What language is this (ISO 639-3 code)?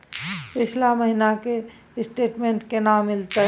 mai